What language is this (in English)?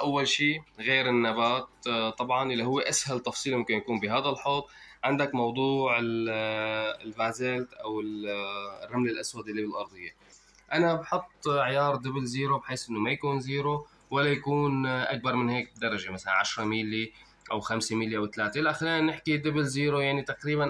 Arabic